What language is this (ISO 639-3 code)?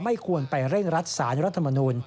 tha